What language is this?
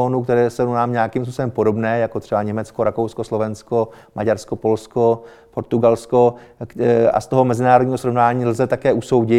Czech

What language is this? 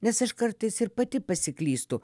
Lithuanian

